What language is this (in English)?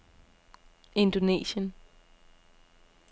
Danish